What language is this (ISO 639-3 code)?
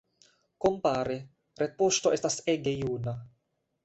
epo